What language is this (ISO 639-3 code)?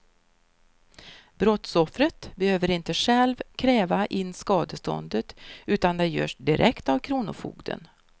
swe